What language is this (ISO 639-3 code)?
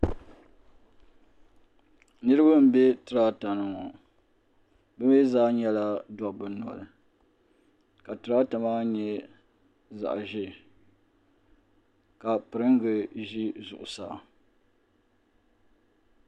dag